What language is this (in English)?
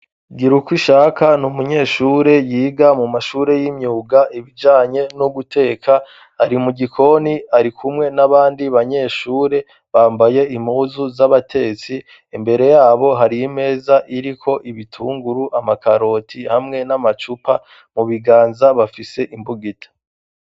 Rundi